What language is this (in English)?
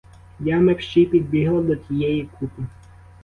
Ukrainian